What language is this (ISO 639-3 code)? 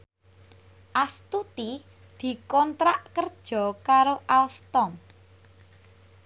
jav